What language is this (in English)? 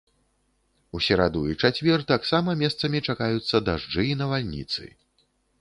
Belarusian